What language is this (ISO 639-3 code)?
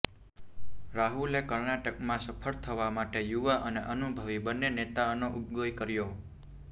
guj